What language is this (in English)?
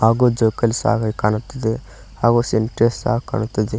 Kannada